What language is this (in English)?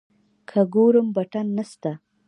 Pashto